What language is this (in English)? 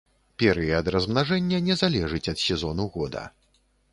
Belarusian